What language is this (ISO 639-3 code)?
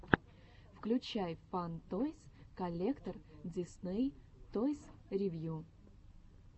rus